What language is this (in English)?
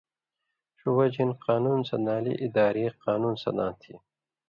Indus Kohistani